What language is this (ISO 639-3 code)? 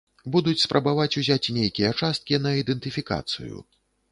bel